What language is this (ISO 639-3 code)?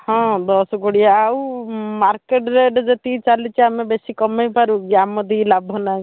ori